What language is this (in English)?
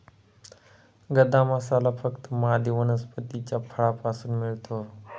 Marathi